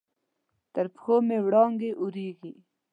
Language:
Pashto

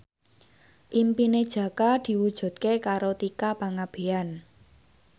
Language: Javanese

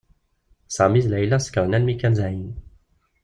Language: Kabyle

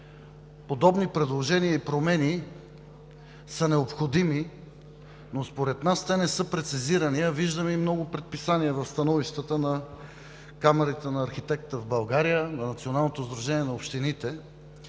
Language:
Bulgarian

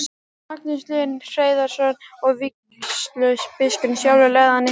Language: Icelandic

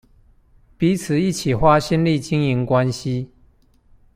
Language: Chinese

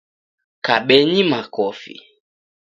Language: Taita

